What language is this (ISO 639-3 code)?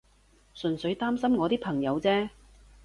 yue